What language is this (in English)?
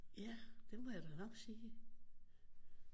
Danish